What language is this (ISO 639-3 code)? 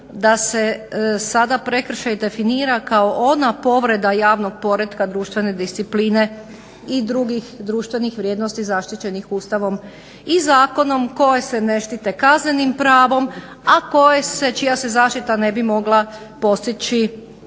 hrv